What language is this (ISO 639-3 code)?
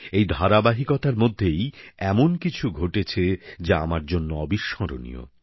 ben